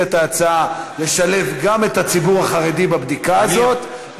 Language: Hebrew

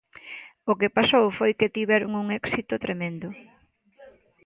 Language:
Galician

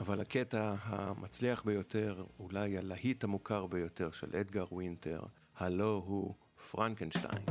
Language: Hebrew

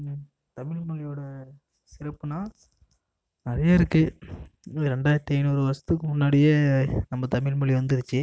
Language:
Tamil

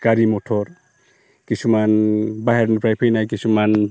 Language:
Bodo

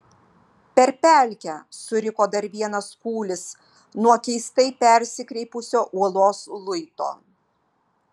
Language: Lithuanian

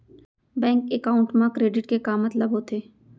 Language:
Chhattisgarhi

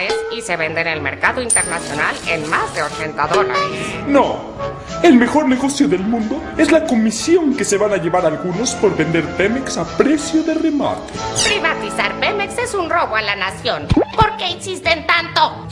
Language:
Spanish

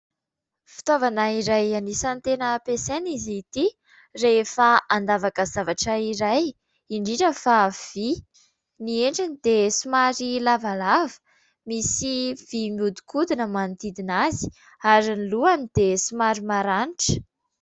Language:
Malagasy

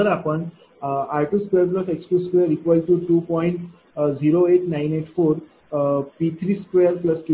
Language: Marathi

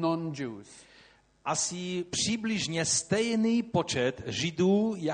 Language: Czech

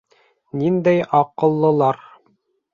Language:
Bashkir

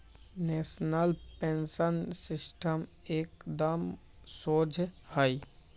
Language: Magahi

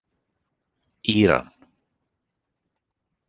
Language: Icelandic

